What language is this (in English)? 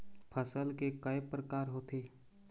Chhattisgarhi